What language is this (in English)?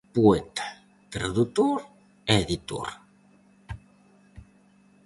Galician